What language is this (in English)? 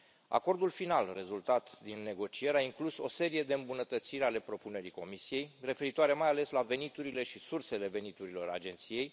Romanian